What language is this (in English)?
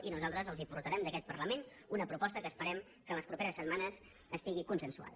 Catalan